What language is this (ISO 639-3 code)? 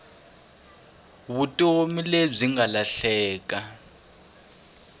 tso